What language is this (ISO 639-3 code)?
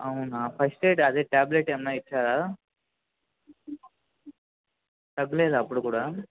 tel